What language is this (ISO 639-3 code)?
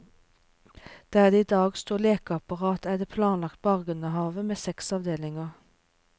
nor